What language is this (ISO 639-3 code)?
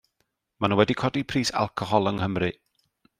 cym